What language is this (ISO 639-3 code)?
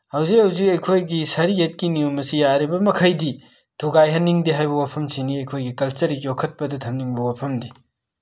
mni